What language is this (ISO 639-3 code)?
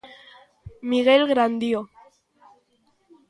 glg